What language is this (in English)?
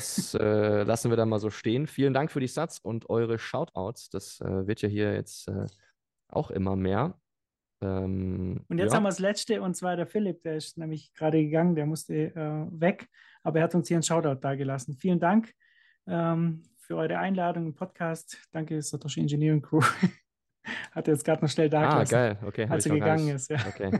German